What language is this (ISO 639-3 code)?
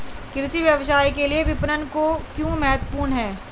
hin